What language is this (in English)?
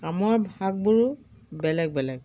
Assamese